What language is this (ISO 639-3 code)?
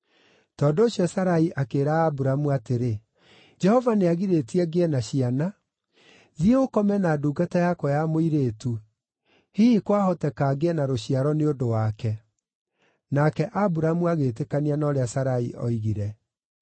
kik